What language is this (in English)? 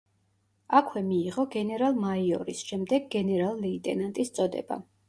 Georgian